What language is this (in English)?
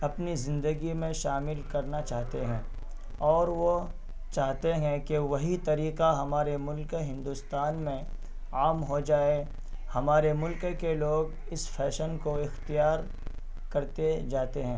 Urdu